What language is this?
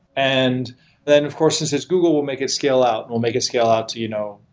English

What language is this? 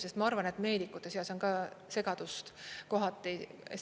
Estonian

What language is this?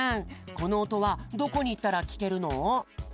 Japanese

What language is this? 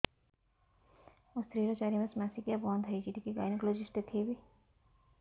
Odia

